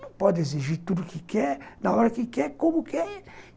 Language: Portuguese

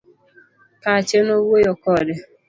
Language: Luo (Kenya and Tanzania)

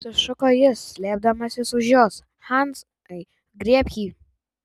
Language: Lithuanian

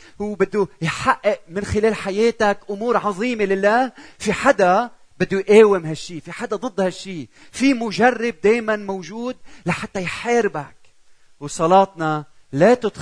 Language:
Arabic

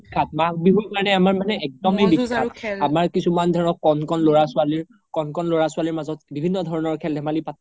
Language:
Assamese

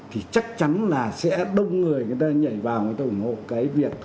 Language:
Vietnamese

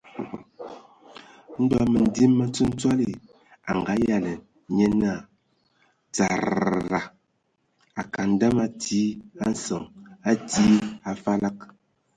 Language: Ewondo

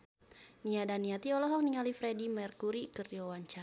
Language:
Sundanese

